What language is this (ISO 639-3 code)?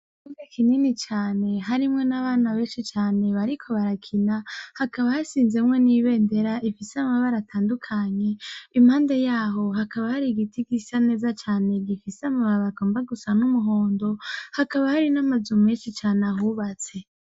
run